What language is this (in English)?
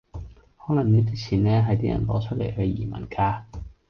Cantonese